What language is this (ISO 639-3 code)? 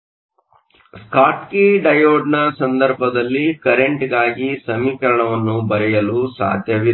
kan